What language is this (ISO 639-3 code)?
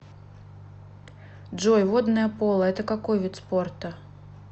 rus